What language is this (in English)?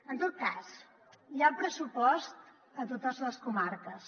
Catalan